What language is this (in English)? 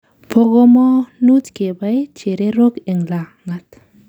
Kalenjin